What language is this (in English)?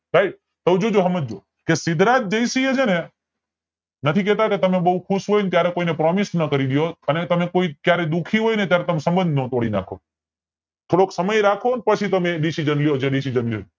Gujarati